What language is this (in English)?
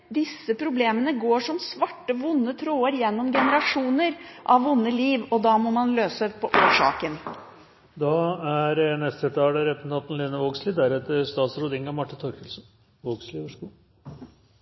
Norwegian